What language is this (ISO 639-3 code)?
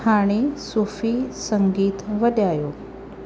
snd